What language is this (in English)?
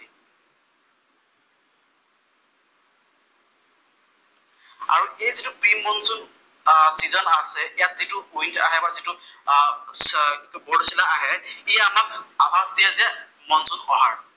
Assamese